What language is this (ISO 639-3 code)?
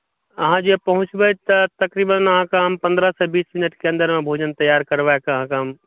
mai